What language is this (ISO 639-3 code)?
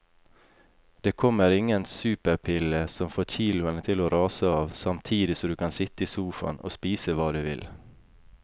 nor